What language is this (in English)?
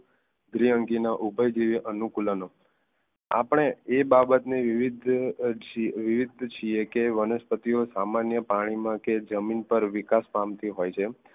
Gujarati